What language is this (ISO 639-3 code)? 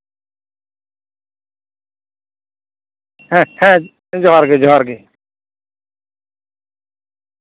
sat